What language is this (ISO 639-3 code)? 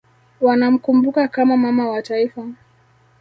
swa